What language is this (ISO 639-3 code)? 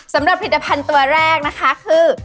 tha